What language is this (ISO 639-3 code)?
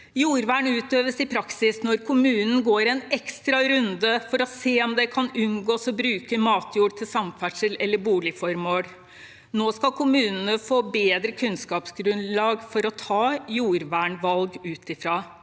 nor